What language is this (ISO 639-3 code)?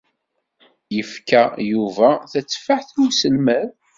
kab